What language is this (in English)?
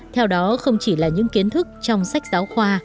Vietnamese